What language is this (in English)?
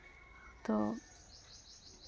Santali